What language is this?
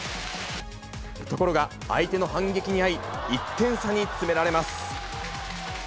Japanese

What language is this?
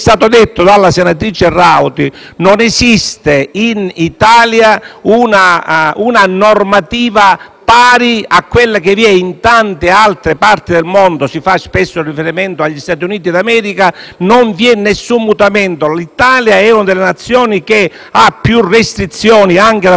Italian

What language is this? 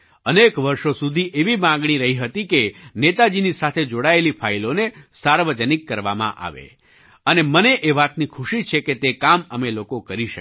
Gujarati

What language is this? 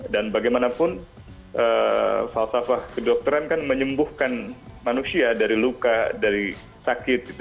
Indonesian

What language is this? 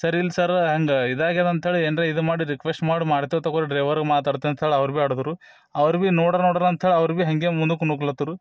Kannada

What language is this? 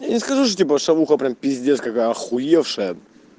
Russian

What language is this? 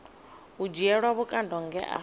Venda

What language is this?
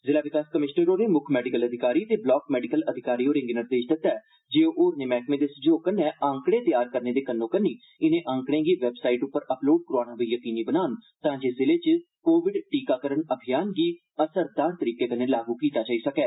Dogri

